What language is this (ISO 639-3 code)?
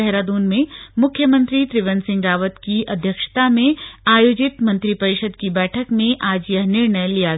hin